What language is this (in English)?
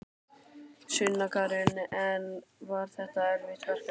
Icelandic